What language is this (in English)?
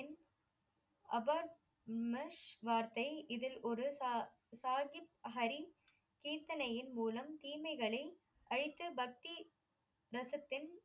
Tamil